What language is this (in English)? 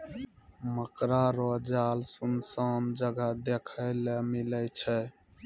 Maithili